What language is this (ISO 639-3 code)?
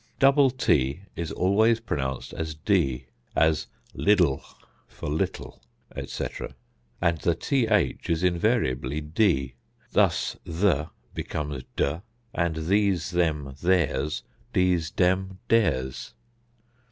eng